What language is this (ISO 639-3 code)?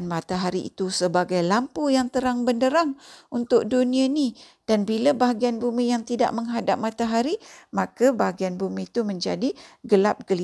msa